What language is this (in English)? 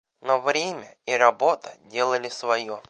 Russian